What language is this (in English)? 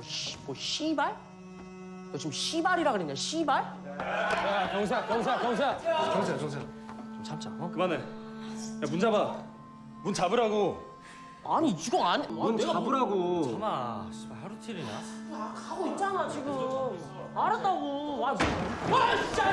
Korean